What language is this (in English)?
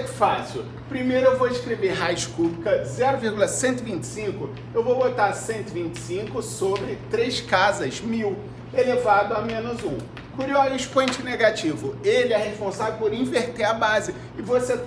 Portuguese